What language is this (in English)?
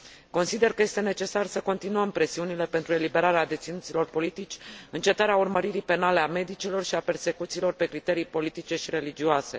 Romanian